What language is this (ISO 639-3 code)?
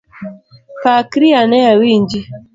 luo